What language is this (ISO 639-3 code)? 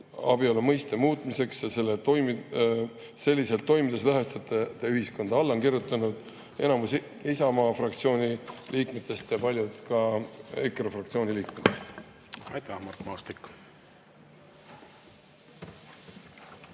est